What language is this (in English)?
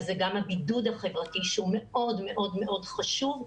Hebrew